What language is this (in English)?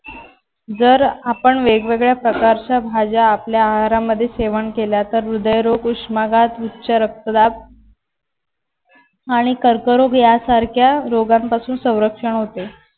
Marathi